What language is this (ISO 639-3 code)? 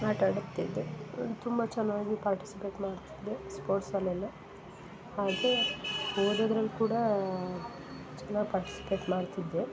kan